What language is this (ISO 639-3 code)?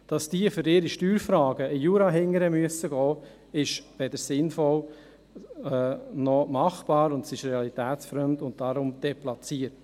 gsw